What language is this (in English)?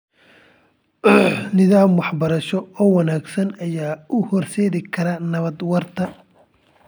Somali